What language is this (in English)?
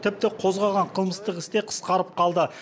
Kazakh